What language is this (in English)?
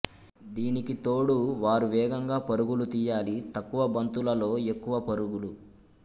Telugu